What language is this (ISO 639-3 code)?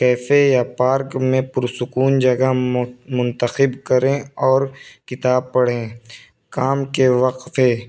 urd